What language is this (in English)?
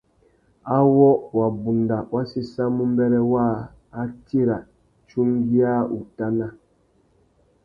Tuki